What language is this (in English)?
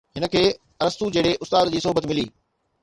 Sindhi